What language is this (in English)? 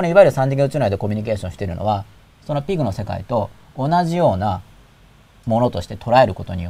Japanese